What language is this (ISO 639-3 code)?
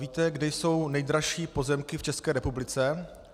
ces